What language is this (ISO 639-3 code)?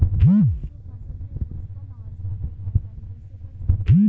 bho